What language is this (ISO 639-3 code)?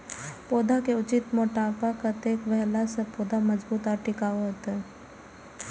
mai